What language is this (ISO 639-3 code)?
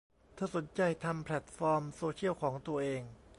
tha